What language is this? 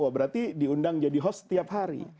Indonesian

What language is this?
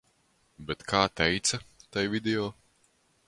Latvian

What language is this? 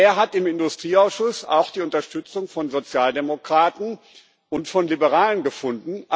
German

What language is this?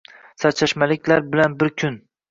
Uzbek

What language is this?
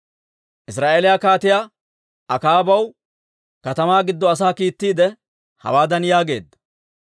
Dawro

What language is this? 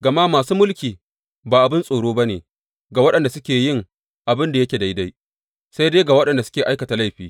Hausa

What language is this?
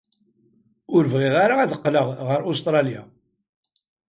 Kabyle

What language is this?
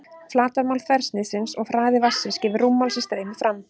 Icelandic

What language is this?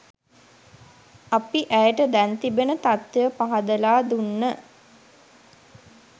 Sinhala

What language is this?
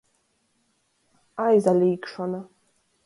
Latgalian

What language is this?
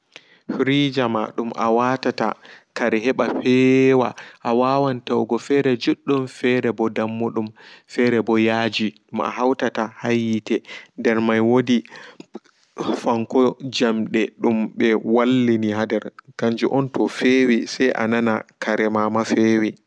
Fula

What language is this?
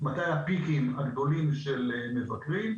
Hebrew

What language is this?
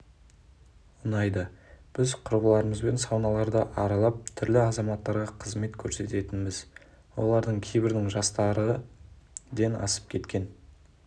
Kazakh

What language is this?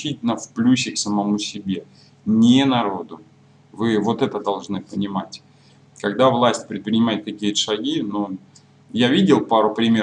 Russian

